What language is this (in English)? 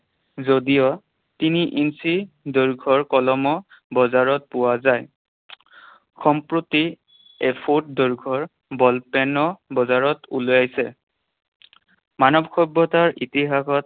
Assamese